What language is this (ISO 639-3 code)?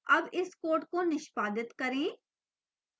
hin